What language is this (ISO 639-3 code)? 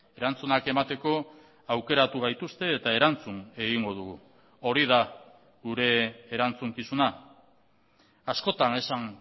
eus